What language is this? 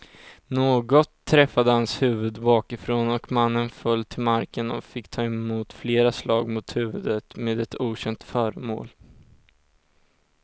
Swedish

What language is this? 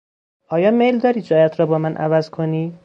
Persian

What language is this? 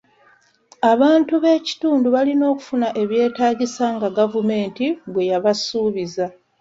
Ganda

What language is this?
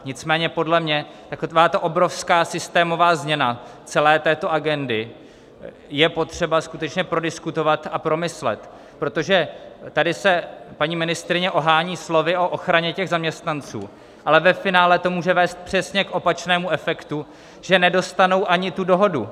Czech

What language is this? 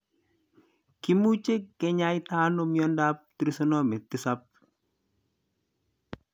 Kalenjin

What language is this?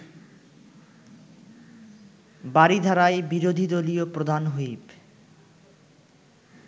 Bangla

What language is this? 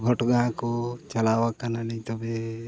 Santali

